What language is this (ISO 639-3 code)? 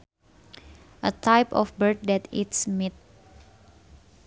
sun